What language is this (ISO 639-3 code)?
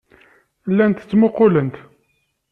kab